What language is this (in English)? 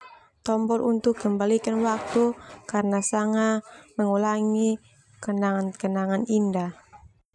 Termanu